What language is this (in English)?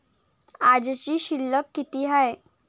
Marathi